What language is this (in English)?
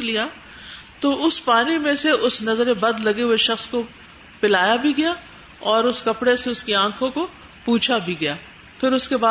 Urdu